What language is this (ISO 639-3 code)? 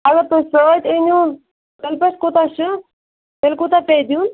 kas